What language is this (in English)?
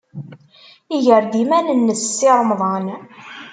Kabyle